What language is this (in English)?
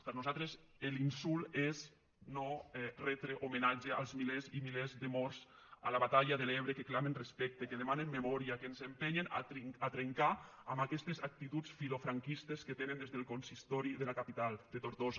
Catalan